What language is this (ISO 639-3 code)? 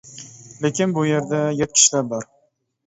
uig